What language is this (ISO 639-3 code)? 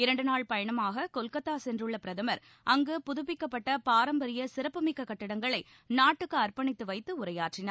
tam